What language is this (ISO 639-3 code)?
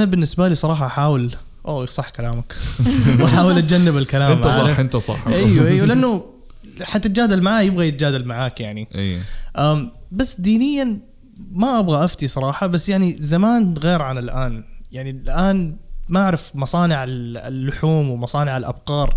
ara